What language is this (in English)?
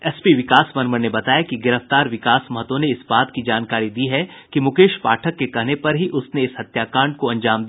Hindi